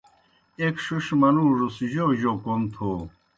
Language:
Kohistani Shina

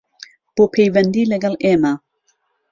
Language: Central Kurdish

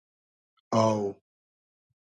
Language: Hazaragi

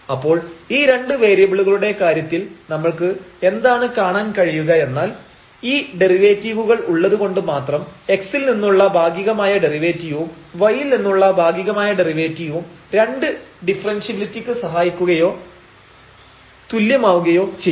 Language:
Malayalam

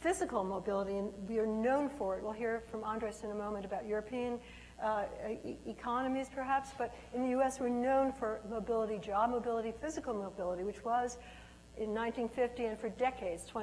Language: English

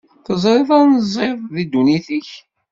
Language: Kabyle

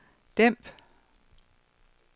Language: Danish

